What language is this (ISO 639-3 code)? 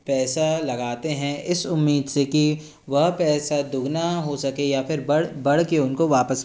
hin